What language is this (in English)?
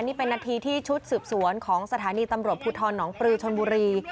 Thai